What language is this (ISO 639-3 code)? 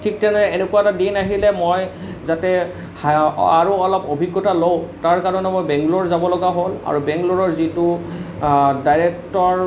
asm